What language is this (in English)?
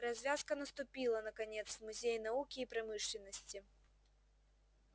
Russian